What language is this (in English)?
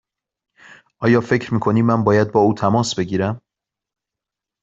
Persian